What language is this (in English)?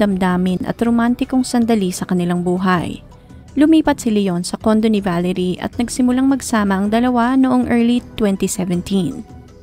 Filipino